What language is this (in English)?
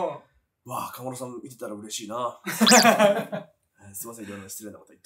Japanese